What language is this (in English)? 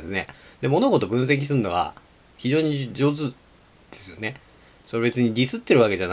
Japanese